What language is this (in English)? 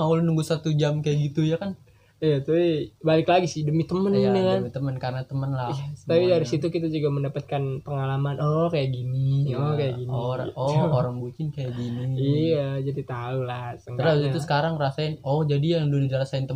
Indonesian